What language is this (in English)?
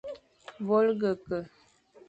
Fang